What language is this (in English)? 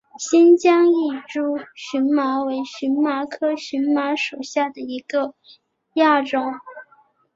Chinese